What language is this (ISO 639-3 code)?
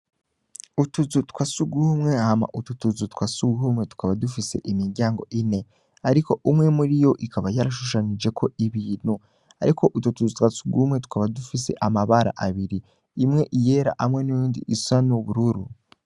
run